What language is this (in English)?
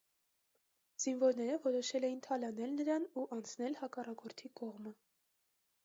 Armenian